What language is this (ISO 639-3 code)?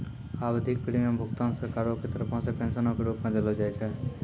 mai